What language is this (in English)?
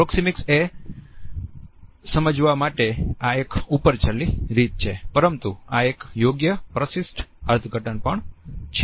Gujarati